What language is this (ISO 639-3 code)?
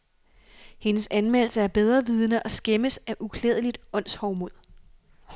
dan